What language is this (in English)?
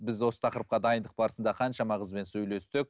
Kazakh